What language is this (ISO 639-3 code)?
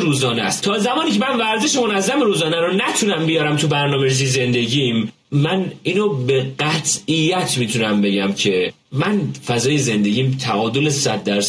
fas